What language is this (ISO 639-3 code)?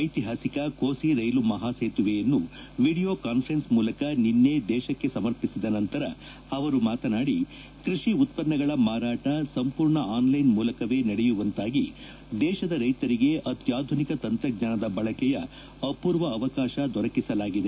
kan